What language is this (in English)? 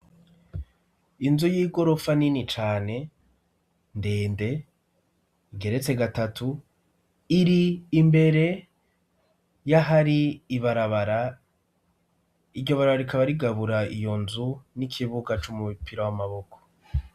Rundi